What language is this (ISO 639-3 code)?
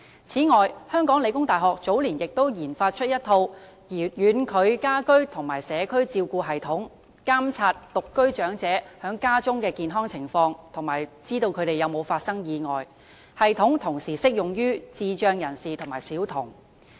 yue